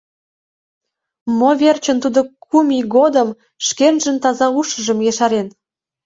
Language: Mari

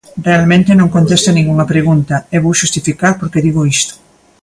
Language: Galician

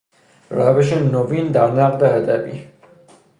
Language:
Persian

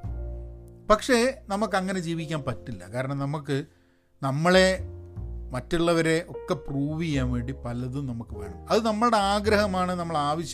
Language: Malayalam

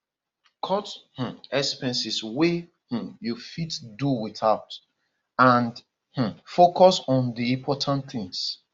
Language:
Nigerian Pidgin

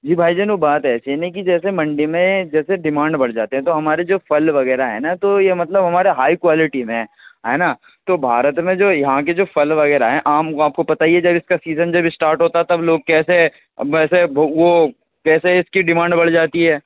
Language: Urdu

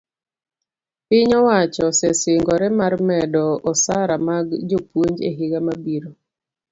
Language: Luo (Kenya and Tanzania)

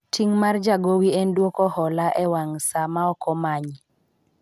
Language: Luo (Kenya and Tanzania)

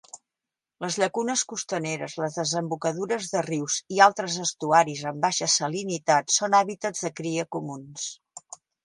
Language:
Catalan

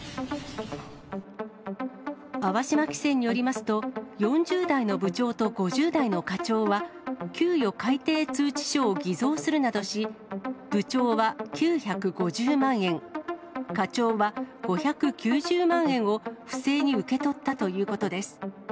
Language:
Japanese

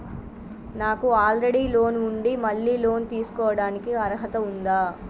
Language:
Telugu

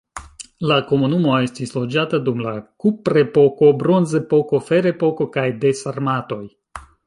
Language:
Esperanto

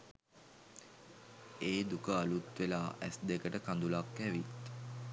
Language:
Sinhala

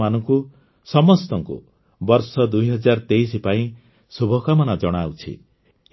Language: Odia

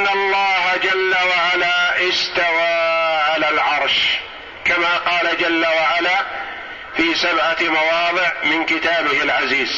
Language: Arabic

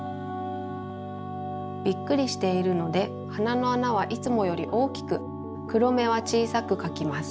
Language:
Japanese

